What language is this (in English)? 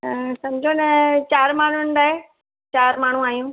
Sindhi